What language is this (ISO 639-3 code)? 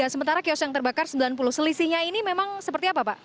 ind